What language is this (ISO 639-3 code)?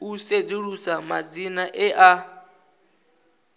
ven